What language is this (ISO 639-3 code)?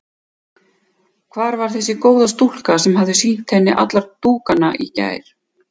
isl